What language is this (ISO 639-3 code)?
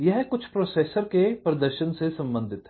hin